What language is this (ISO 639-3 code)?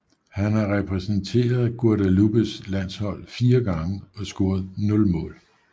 dan